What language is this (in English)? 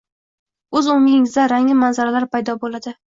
Uzbek